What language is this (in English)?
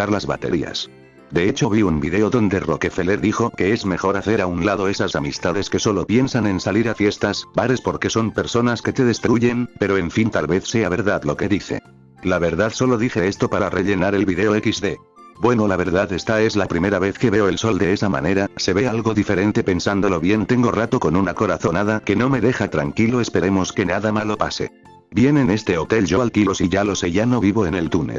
Spanish